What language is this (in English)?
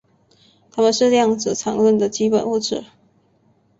Chinese